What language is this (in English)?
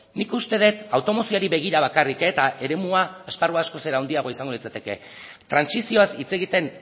Basque